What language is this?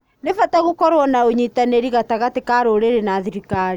Kikuyu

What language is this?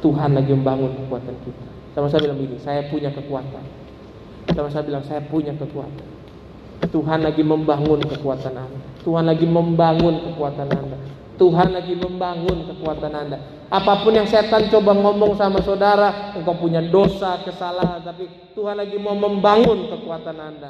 Indonesian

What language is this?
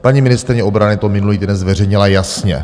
Czech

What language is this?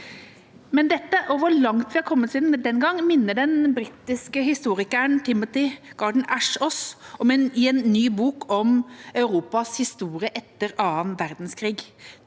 Norwegian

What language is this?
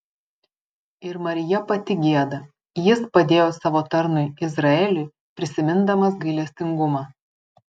Lithuanian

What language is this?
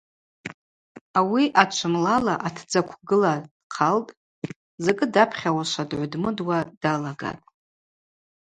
Abaza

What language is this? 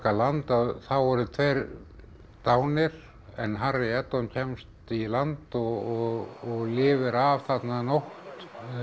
Icelandic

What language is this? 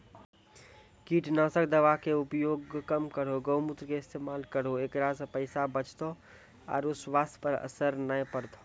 Maithili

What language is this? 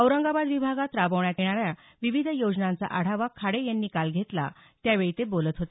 Marathi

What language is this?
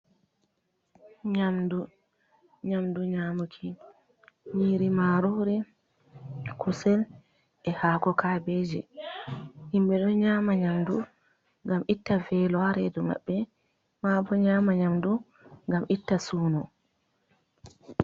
Fula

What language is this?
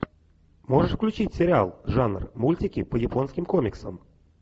Russian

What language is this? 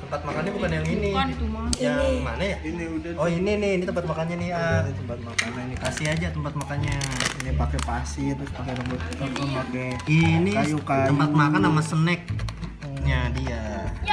Indonesian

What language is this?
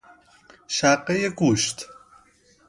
Persian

